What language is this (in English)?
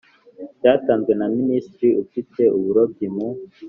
Kinyarwanda